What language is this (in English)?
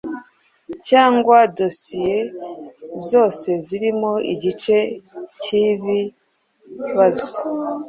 Kinyarwanda